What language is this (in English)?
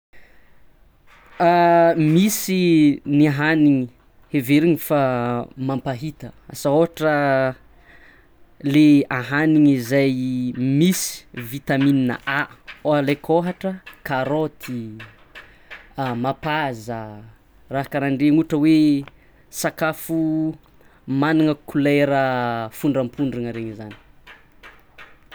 Tsimihety Malagasy